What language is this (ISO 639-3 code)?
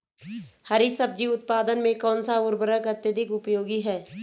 hin